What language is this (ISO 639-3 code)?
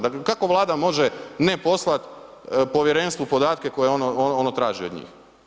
hrv